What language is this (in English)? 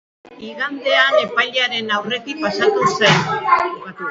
Basque